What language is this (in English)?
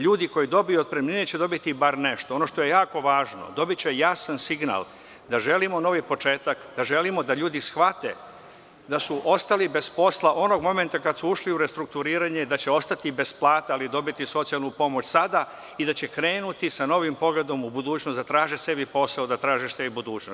Serbian